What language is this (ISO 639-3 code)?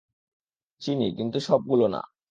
ben